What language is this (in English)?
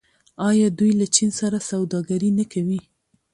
Pashto